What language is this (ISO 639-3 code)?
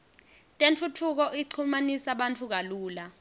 ssw